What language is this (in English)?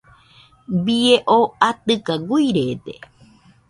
Nüpode Huitoto